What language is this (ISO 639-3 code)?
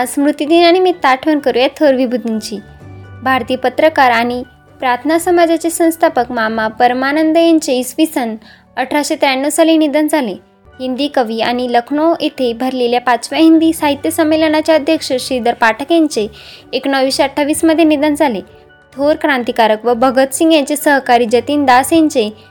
mar